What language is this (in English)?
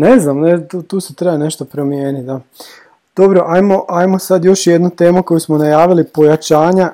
Croatian